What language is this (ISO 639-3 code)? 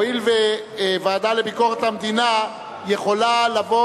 heb